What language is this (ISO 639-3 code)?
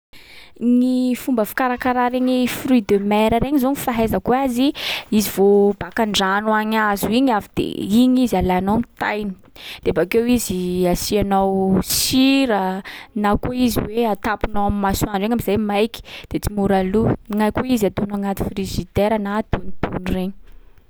skg